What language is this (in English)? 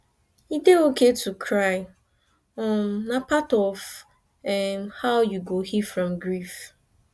Nigerian Pidgin